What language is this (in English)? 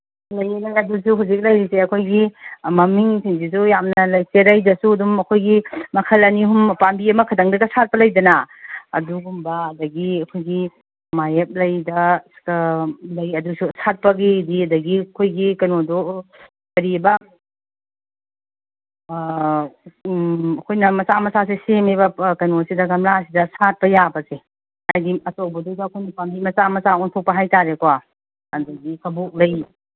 Manipuri